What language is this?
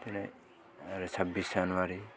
Bodo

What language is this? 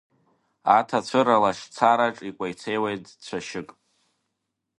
Abkhazian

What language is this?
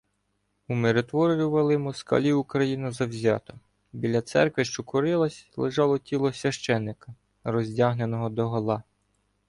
Ukrainian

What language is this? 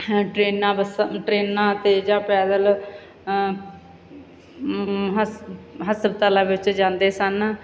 Punjabi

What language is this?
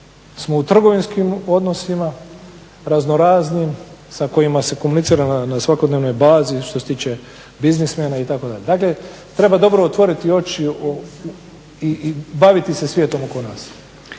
Croatian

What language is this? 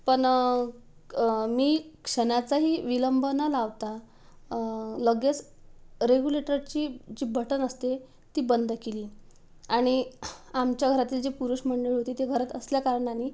Marathi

